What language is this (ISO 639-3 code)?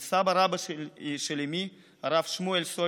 heb